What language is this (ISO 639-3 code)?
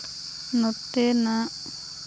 sat